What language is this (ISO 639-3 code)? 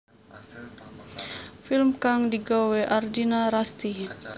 jav